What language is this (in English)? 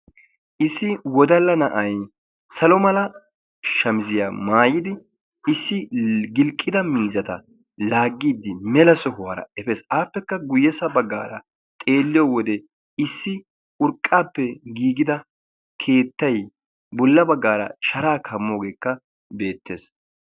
Wolaytta